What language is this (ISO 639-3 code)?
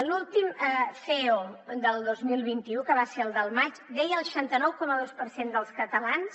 cat